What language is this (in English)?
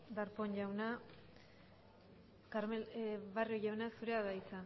Basque